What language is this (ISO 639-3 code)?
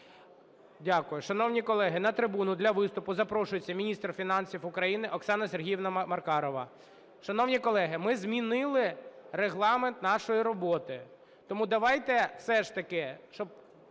ukr